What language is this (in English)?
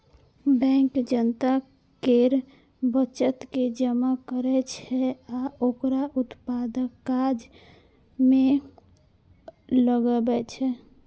Maithili